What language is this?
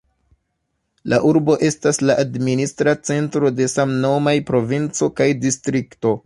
Esperanto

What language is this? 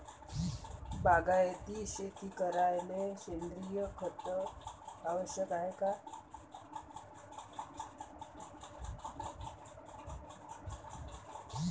Marathi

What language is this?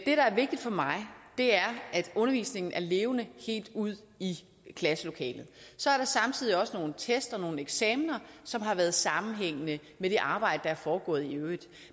Danish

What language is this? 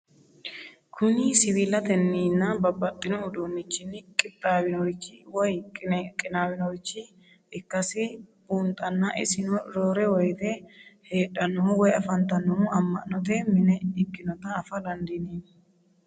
Sidamo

